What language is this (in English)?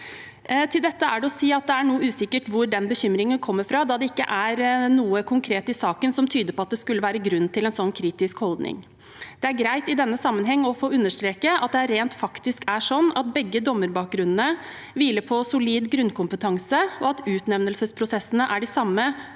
Norwegian